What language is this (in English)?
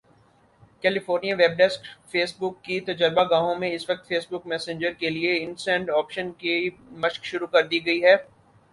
Urdu